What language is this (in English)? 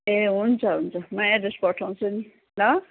Nepali